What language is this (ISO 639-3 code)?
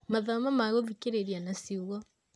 kik